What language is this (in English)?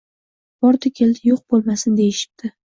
Uzbek